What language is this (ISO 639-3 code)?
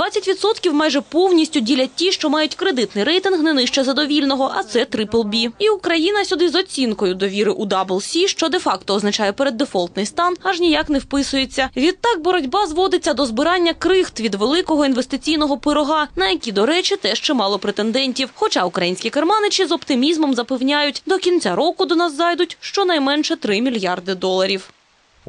ukr